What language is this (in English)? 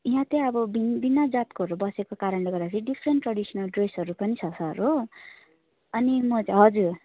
Nepali